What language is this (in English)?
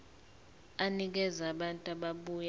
Zulu